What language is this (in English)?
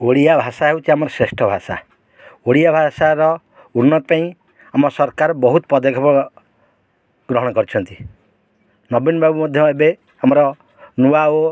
Odia